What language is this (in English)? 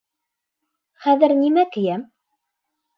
Bashkir